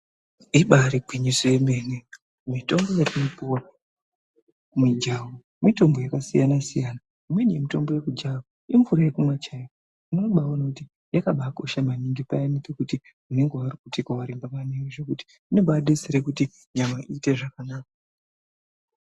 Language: Ndau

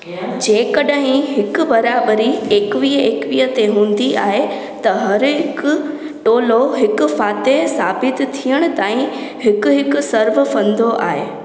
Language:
Sindhi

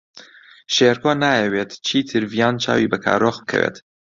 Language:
Central Kurdish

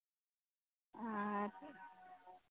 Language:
Santali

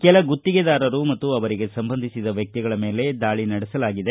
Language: Kannada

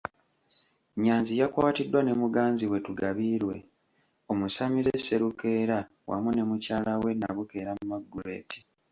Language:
Ganda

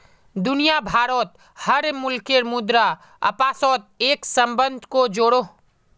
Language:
Magahi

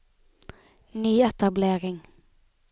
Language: Norwegian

